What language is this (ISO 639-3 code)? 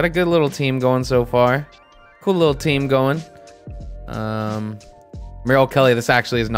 eng